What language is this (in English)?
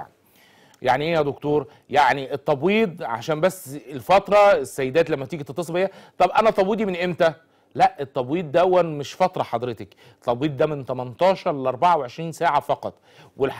Arabic